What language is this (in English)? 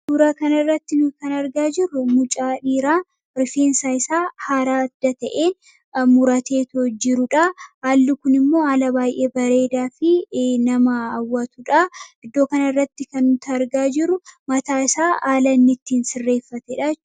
Oromo